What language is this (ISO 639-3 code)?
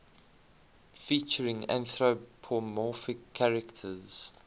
eng